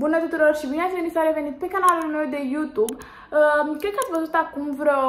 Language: Romanian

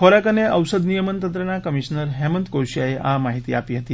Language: Gujarati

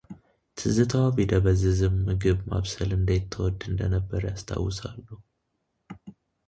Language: Amharic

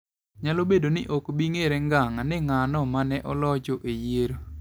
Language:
Luo (Kenya and Tanzania)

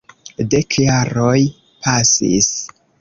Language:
Esperanto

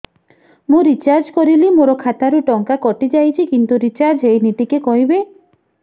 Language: Odia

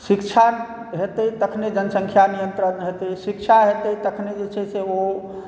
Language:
Maithili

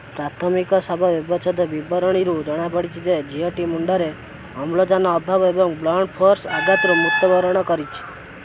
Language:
Odia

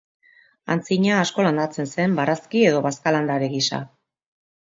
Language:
Basque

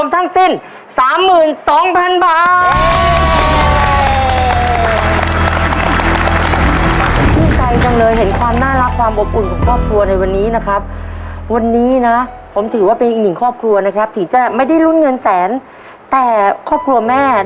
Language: Thai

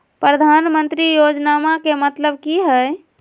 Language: Magahi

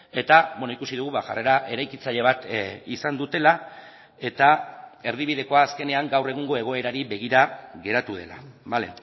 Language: Basque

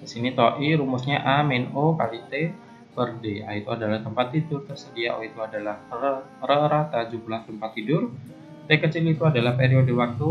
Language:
Indonesian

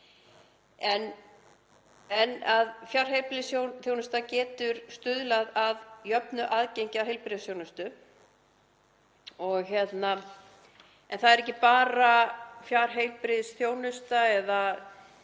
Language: Icelandic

